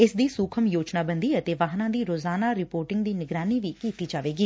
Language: Punjabi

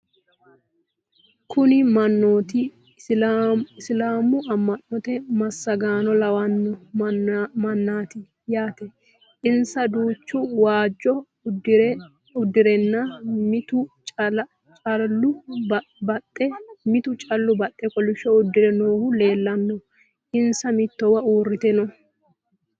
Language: Sidamo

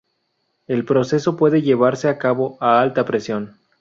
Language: Spanish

